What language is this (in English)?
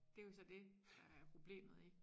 Danish